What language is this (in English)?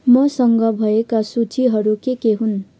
Nepali